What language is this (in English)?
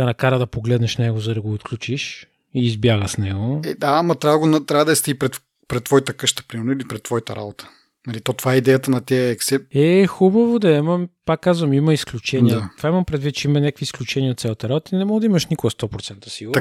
Bulgarian